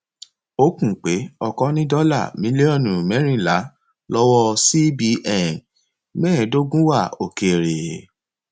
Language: Yoruba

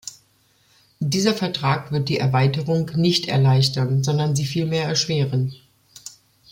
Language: German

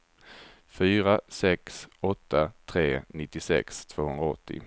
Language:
Swedish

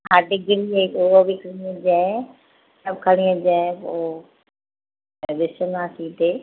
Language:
Sindhi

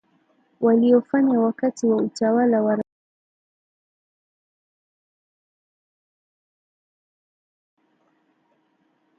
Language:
Swahili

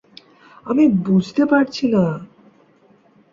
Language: Bangla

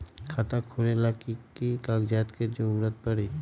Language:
Magahi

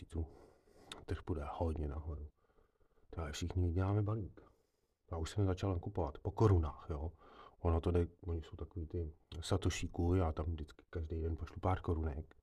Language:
Czech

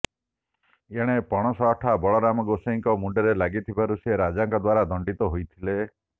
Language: Odia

